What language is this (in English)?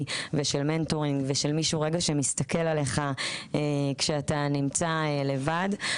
Hebrew